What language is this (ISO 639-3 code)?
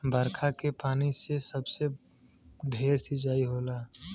bho